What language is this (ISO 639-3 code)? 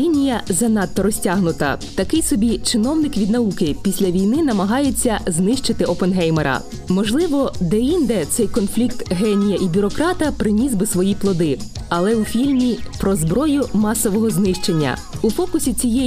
ukr